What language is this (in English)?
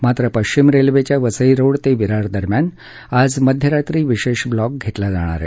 Marathi